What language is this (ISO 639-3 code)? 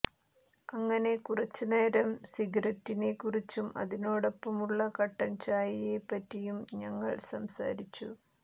mal